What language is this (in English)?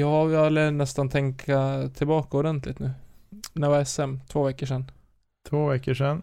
Swedish